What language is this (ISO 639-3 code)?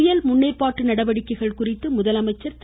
tam